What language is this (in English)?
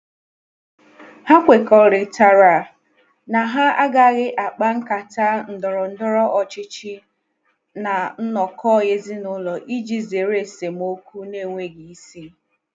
Igbo